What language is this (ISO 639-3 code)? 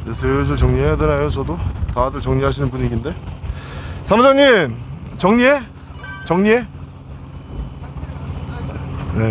kor